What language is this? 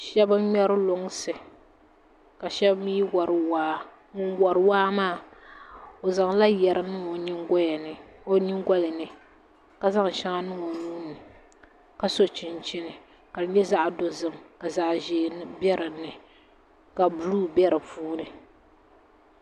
Dagbani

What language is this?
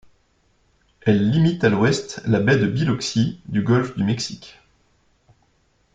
French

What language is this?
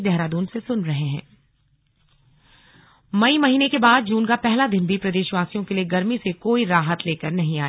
Hindi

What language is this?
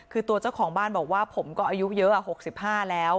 Thai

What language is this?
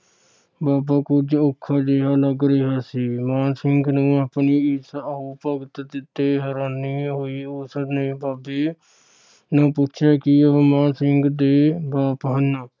Punjabi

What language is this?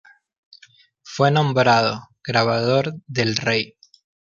Spanish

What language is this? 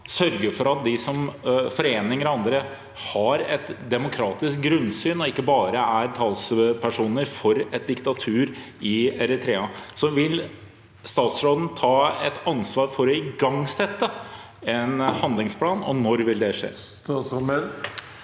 Norwegian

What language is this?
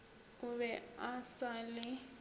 Northern Sotho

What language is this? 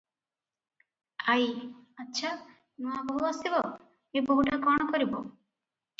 Odia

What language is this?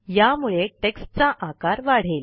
Marathi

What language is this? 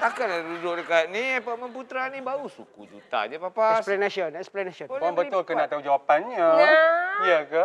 Malay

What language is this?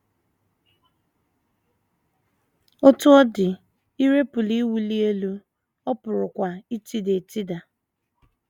Igbo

